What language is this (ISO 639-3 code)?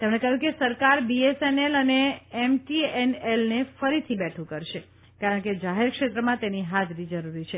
guj